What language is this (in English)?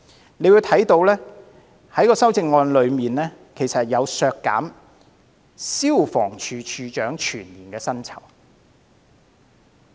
Cantonese